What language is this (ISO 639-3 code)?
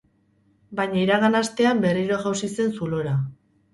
eus